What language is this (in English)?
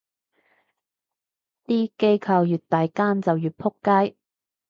Cantonese